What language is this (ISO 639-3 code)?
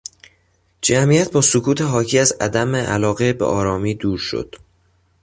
fas